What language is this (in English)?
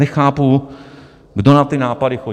Czech